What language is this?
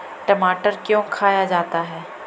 Magahi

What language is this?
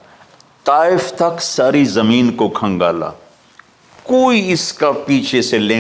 Hindi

